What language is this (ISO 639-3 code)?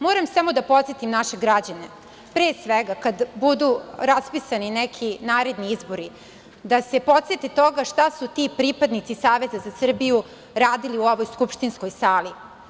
srp